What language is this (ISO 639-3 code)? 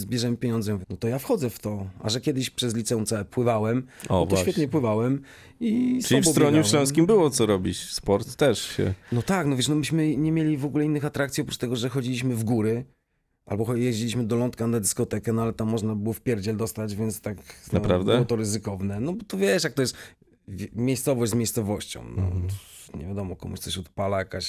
pol